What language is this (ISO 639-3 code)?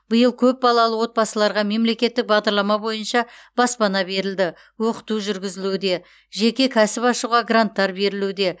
kaz